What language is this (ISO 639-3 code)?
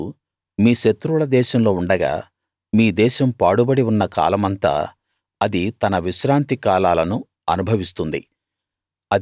tel